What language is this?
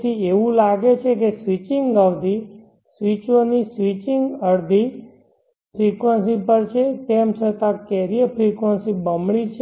Gujarati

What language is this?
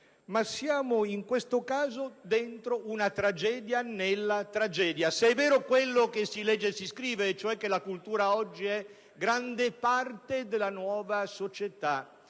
Italian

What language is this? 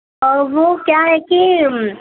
Urdu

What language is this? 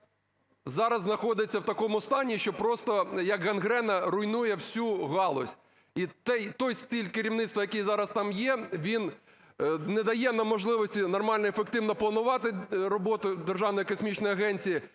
Ukrainian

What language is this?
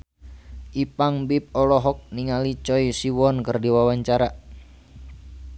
Sundanese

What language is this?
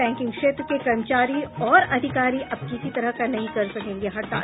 Hindi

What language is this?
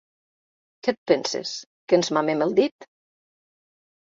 Catalan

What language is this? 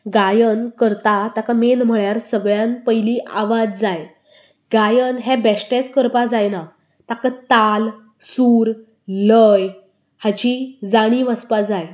Konkani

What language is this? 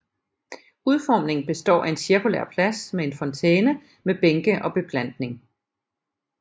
Danish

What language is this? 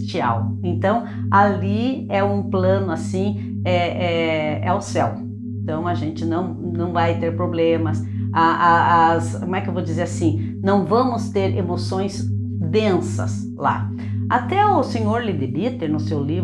Portuguese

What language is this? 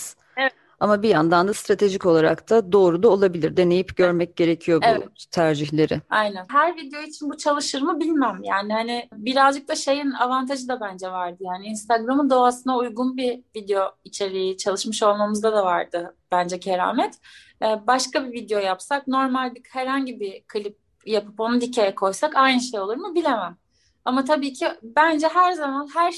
Turkish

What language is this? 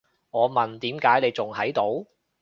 Cantonese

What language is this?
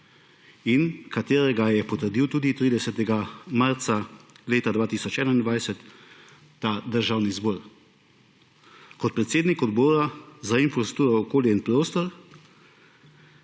Slovenian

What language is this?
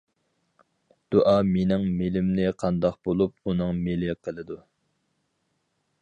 Uyghur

